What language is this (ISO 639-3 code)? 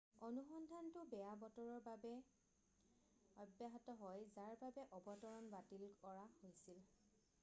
asm